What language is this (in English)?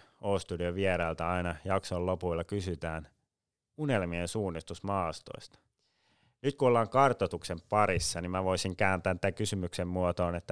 Finnish